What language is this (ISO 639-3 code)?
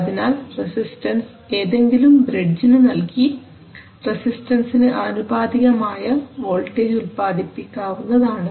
mal